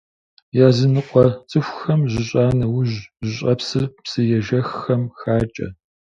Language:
Kabardian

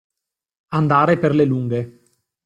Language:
Italian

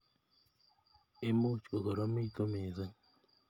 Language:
Kalenjin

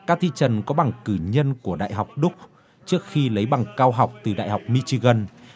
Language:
Vietnamese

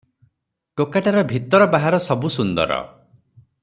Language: Odia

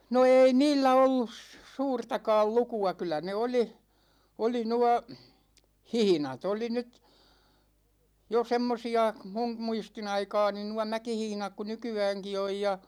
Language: Finnish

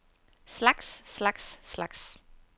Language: Danish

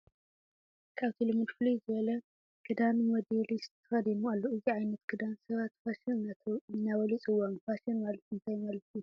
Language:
Tigrinya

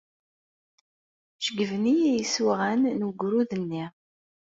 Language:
Kabyle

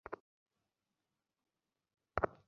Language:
Bangla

